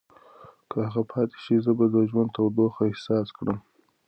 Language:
Pashto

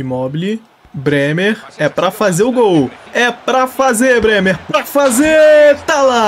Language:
Portuguese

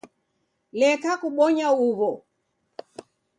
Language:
Taita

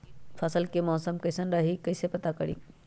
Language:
Magahi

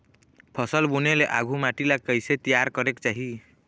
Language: Chhattisgarhi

